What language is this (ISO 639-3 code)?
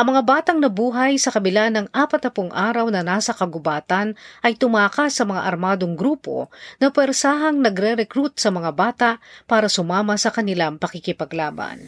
fil